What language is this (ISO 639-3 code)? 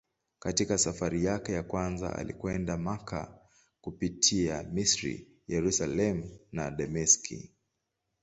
swa